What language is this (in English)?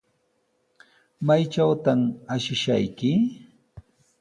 Sihuas Ancash Quechua